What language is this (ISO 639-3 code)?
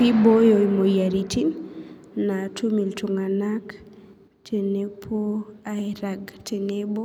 mas